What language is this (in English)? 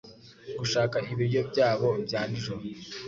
Kinyarwanda